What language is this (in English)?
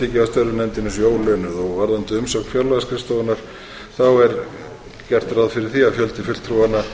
Icelandic